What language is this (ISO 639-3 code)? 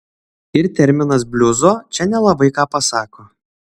lit